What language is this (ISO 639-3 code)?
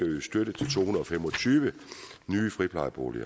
dan